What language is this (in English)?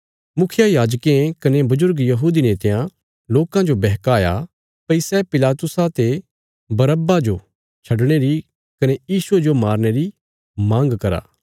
Bilaspuri